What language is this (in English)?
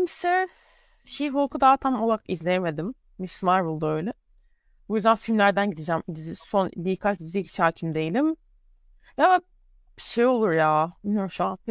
Turkish